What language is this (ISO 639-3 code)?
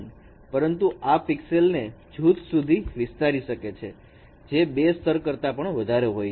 guj